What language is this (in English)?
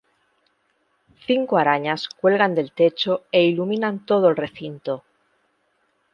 Spanish